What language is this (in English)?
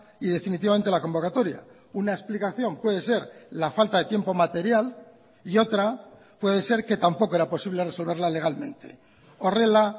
Spanish